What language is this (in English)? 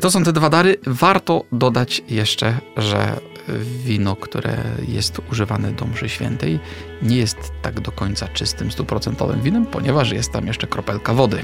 Polish